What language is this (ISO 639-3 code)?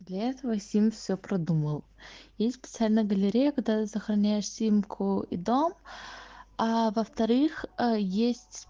rus